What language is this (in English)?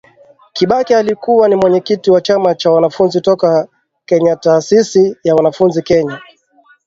Swahili